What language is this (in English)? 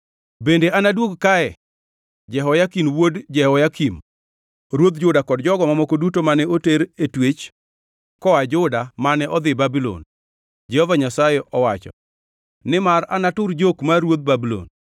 Luo (Kenya and Tanzania)